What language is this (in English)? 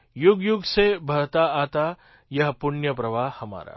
Gujarati